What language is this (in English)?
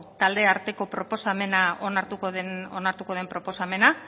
Basque